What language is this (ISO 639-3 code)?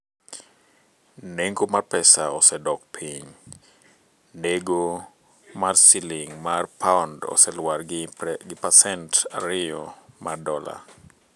luo